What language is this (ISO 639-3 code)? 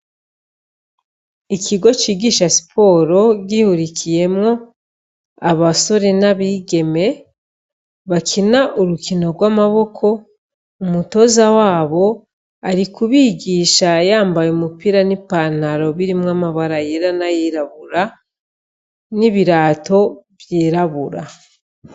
run